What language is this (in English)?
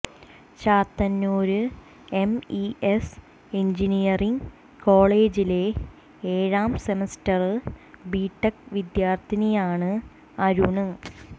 Malayalam